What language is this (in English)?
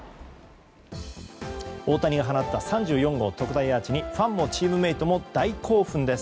Japanese